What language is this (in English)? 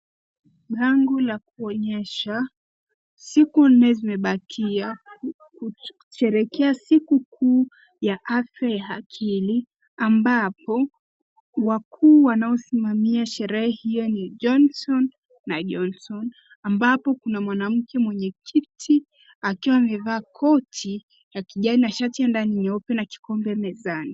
Swahili